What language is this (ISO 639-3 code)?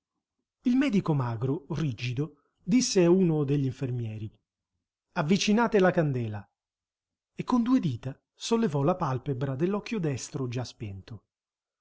ita